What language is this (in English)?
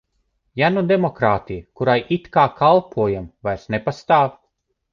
Latvian